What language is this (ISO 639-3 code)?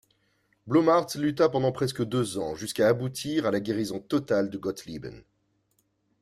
fra